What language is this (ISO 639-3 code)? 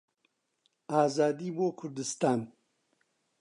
ckb